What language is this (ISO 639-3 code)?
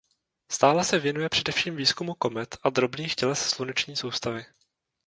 ces